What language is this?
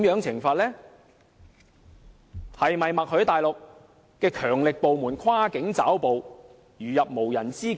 Cantonese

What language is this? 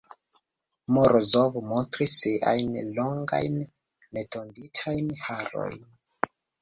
Esperanto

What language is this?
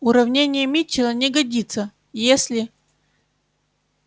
Russian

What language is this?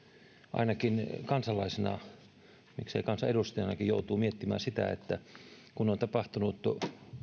Finnish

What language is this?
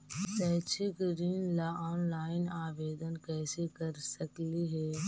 Magahi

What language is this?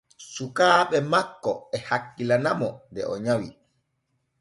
Borgu Fulfulde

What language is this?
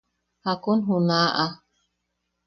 Yaqui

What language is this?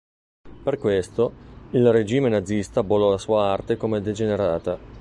Italian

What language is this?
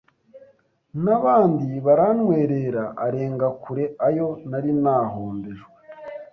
Kinyarwanda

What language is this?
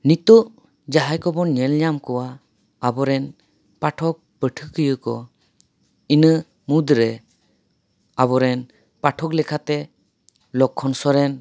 Santali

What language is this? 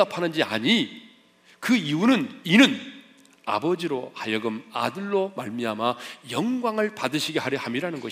Korean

